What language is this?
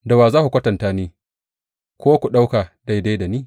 Hausa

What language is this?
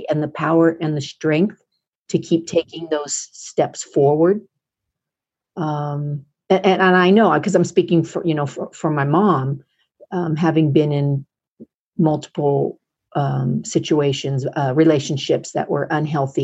English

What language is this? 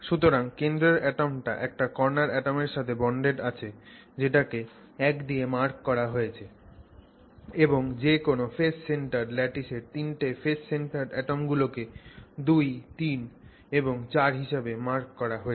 Bangla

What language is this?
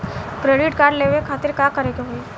Bhojpuri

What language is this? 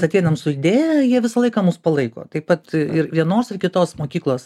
Lithuanian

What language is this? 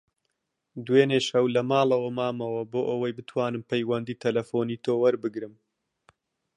Central Kurdish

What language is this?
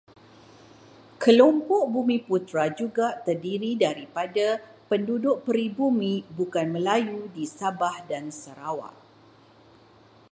Malay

